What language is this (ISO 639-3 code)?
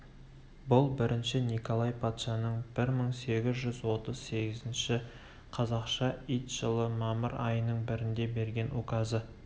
kaz